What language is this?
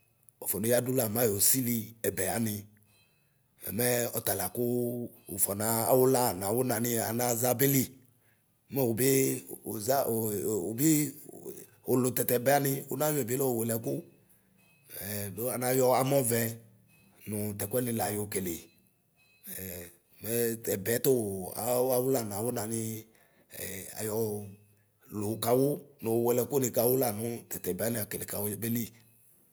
Ikposo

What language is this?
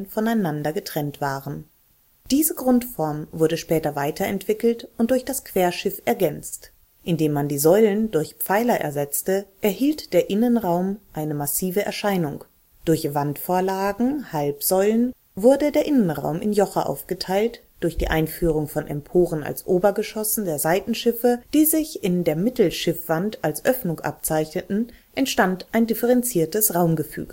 German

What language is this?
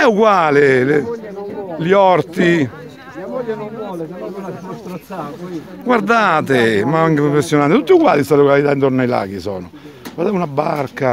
Italian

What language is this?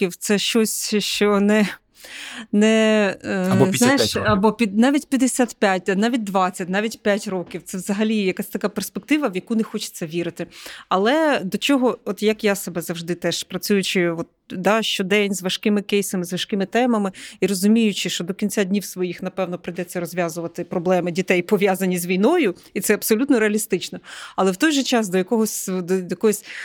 Ukrainian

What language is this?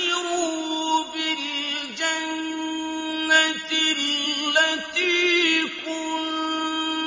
Arabic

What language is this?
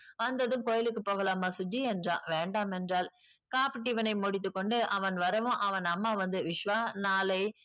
Tamil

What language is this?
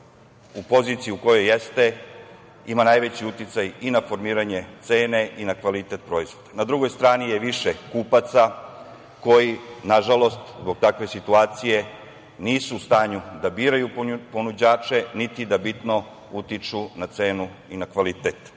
Serbian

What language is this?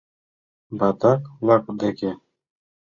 Mari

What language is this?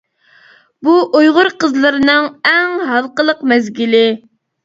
Uyghur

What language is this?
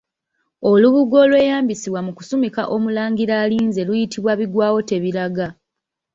Ganda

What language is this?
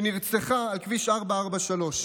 Hebrew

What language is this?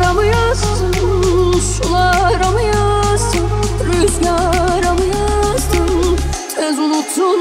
Turkish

